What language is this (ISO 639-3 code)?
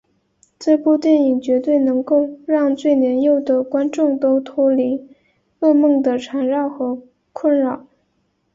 zho